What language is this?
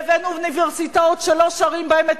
Hebrew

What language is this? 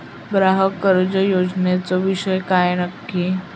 Marathi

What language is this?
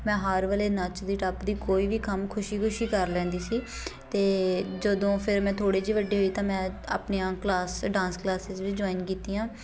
Punjabi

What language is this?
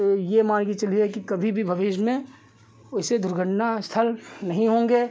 Hindi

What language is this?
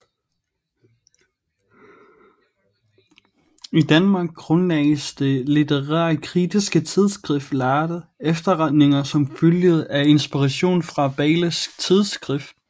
Danish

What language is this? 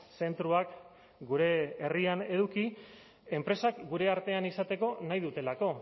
Basque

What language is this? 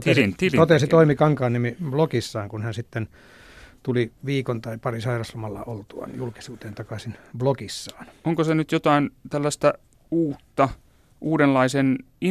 Finnish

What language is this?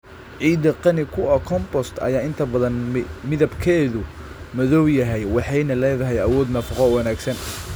Somali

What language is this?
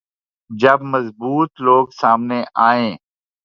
Urdu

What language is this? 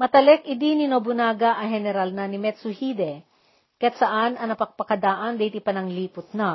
Filipino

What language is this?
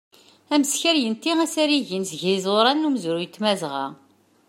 Kabyle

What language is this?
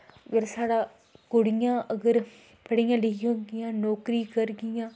Dogri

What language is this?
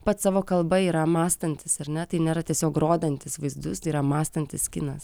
Lithuanian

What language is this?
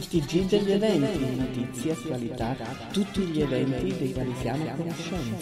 Italian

